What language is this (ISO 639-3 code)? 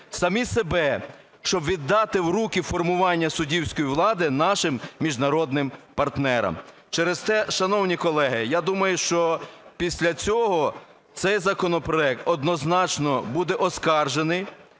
ukr